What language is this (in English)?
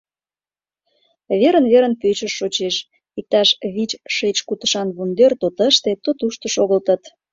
Mari